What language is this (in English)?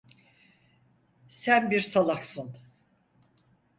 Turkish